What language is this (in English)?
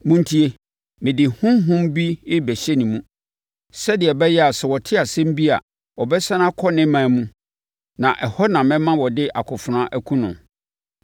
Akan